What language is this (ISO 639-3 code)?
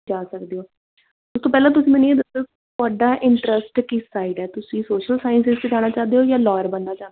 pan